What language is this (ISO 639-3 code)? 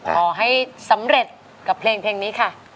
tha